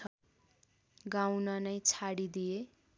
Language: Nepali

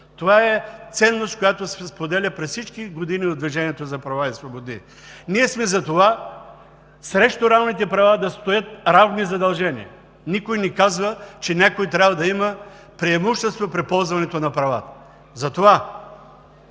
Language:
Bulgarian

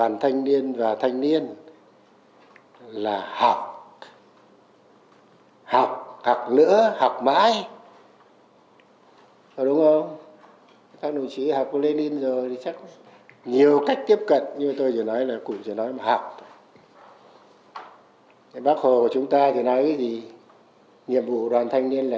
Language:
Vietnamese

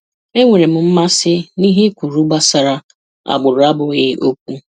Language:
Igbo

